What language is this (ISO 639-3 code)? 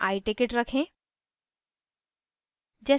hin